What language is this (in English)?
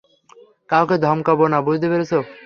Bangla